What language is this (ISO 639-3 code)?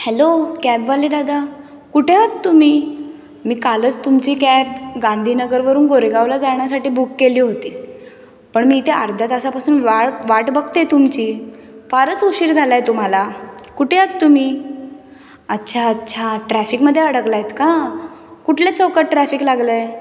mar